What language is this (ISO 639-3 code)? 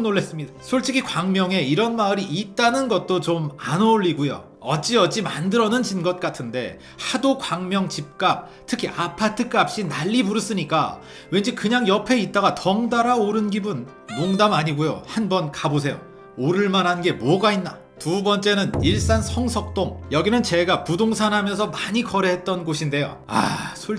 kor